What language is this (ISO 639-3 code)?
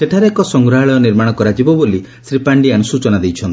ori